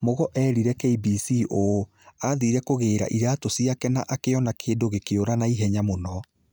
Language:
Kikuyu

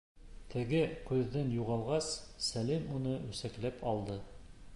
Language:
Bashkir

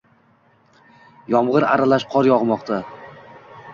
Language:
Uzbek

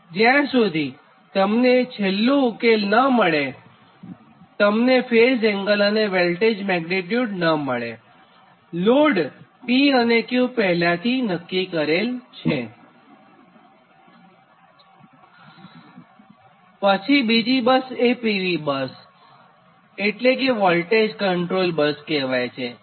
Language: Gujarati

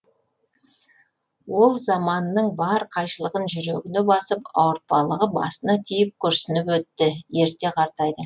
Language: Kazakh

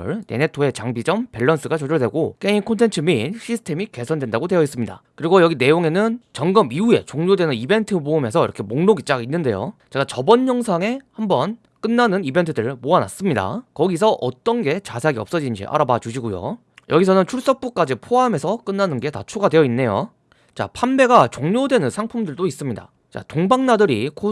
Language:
Korean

